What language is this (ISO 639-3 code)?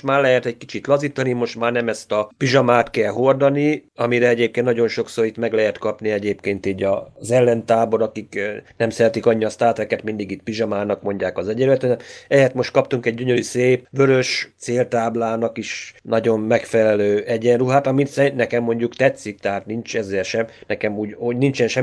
hun